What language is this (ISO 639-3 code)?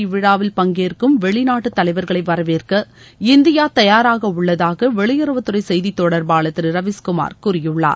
tam